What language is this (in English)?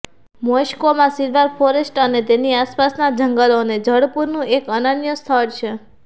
Gujarati